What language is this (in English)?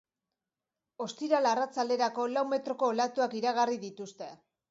Basque